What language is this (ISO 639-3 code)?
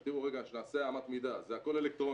heb